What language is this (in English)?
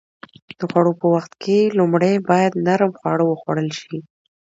Pashto